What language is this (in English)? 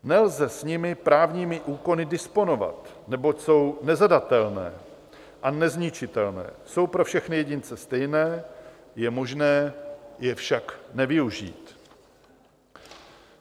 Czech